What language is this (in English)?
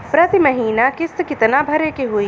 Bhojpuri